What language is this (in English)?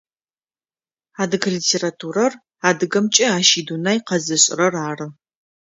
Adyghe